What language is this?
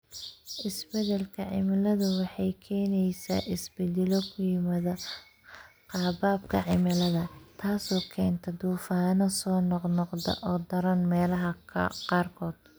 Somali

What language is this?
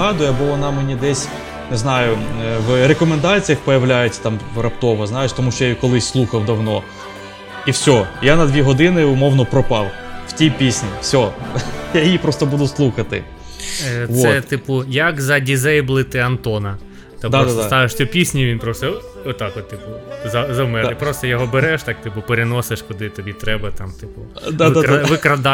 Ukrainian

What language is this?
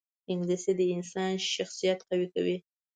Pashto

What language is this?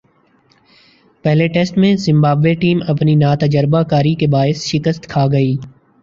Urdu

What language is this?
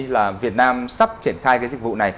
Vietnamese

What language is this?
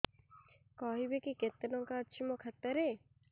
Odia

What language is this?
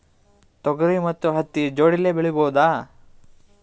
Kannada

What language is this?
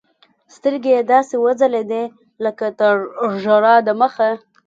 Pashto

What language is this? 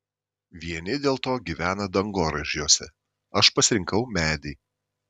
Lithuanian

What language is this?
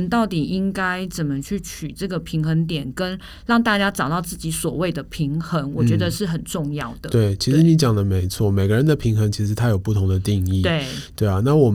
Chinese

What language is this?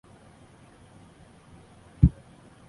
Chinese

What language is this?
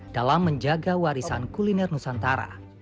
Indonesian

